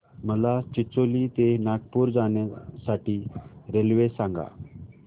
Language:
Marathi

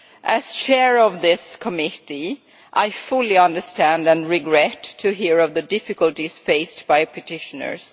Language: English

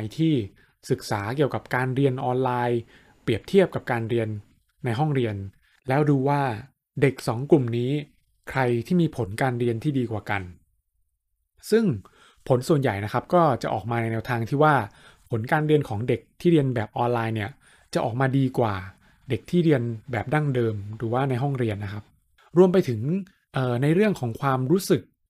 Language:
Thai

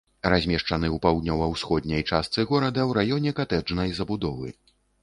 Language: Belarusian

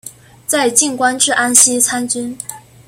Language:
Chinese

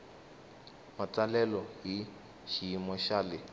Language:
Tsonga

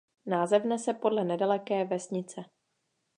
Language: Czech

